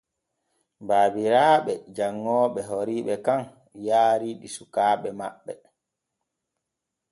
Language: Borgu Fulfulde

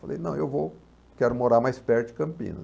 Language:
Portuguese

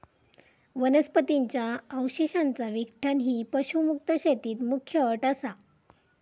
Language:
Marathi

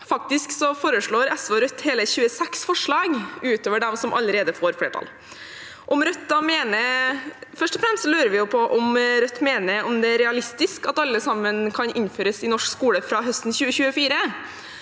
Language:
Norwegian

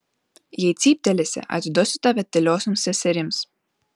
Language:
Lithuanian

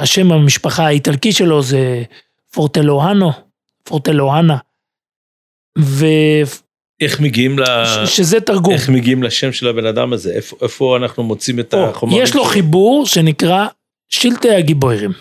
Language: Hebrew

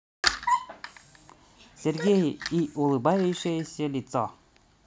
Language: Russian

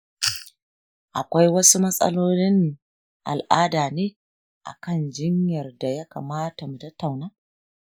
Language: Hausa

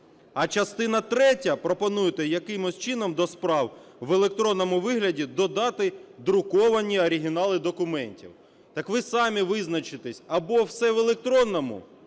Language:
Ukrainian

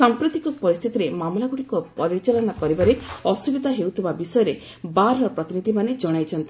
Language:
Odia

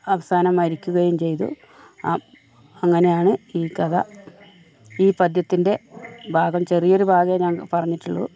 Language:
Malayalam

